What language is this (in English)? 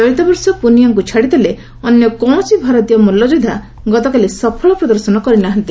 Odia